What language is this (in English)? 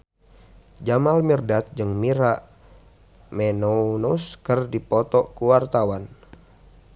Sundanese